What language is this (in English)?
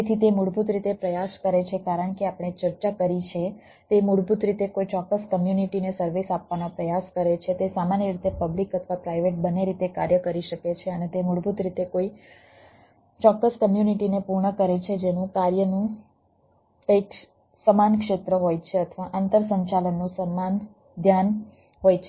Gujarati